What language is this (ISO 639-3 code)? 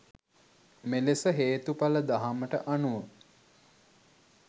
sin